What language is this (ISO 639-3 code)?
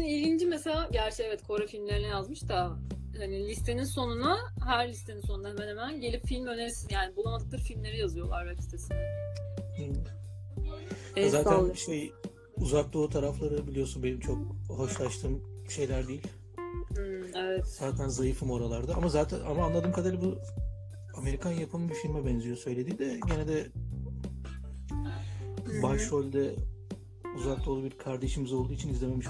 tur